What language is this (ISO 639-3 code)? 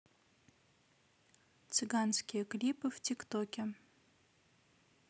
rus